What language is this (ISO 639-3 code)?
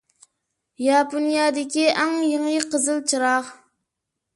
uig